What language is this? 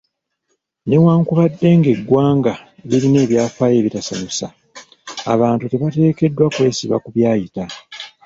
Ganda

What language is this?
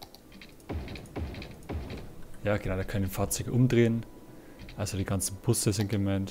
German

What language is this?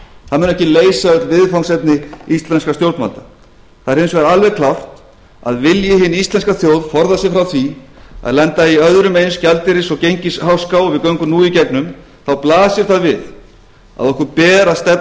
Icelandic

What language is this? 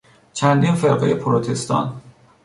Persian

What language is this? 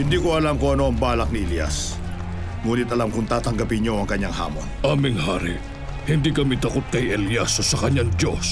Filipino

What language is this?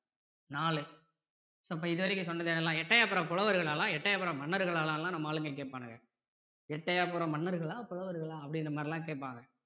Tamil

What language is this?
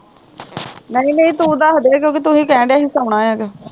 Punjabi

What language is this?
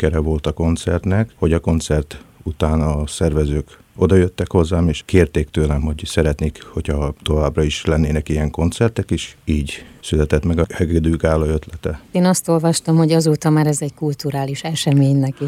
Hungarian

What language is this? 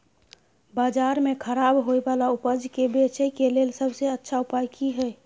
Maithili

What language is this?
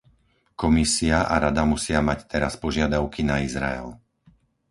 Slovak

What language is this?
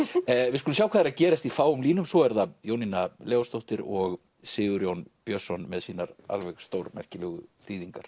Icelandic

